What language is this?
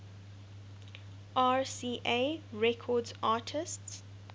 English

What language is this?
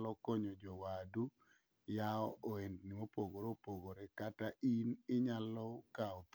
Luo (Kenya and Tanzania)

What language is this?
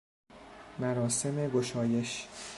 Persian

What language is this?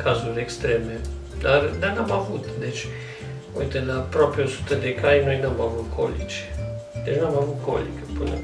Romanian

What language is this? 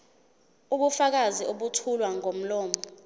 Zulu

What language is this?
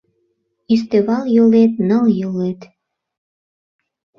Mari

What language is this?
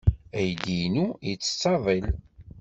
Kabyle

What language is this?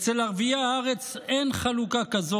Hebrew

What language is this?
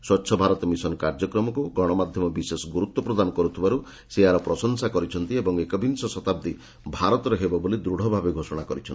Odia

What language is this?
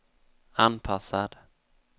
Swedish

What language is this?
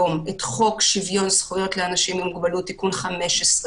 Hebrew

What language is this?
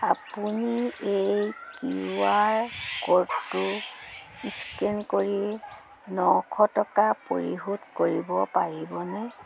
Assamese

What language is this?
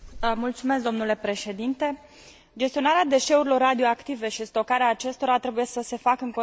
Romanian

